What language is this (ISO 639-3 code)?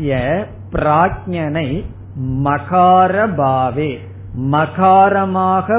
tam